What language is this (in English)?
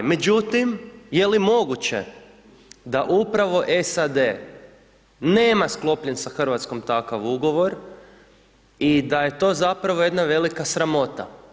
Croatian